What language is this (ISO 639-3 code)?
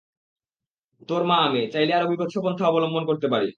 ben